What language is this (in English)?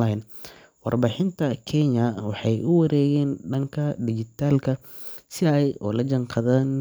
Somali